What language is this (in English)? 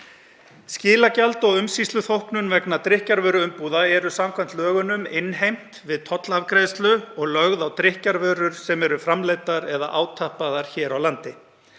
Icelandic